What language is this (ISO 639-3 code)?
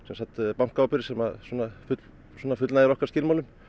isl